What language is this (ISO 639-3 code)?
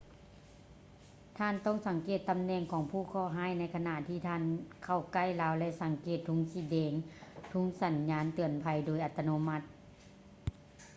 lao